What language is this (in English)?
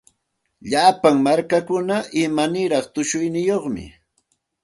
Santa Ana de Tusi Pasco Quechua